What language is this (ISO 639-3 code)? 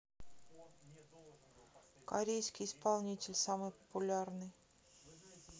rus